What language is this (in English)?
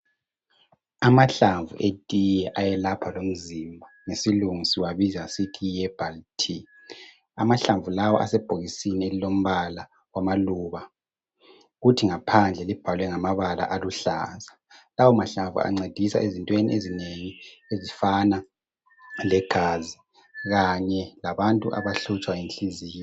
North Ndebele